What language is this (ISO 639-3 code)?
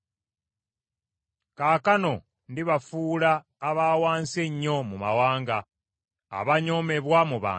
lug